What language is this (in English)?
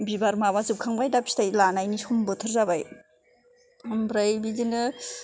Bodo